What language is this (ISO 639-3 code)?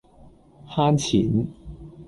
yue